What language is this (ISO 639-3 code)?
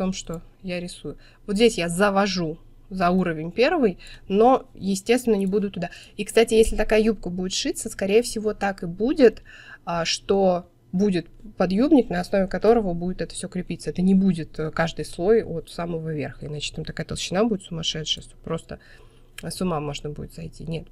rus